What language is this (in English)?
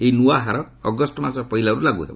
Odia